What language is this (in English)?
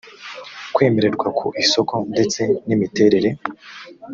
Kinyarwanda